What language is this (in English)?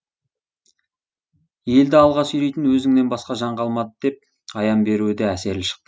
Kazakh